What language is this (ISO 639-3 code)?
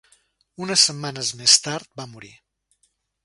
cat